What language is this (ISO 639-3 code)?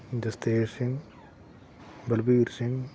pan